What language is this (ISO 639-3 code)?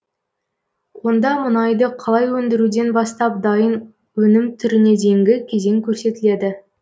kaz